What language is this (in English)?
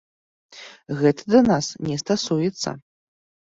Belarusian